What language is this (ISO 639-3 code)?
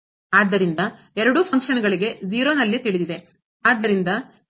kan